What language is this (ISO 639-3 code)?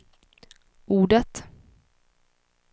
swe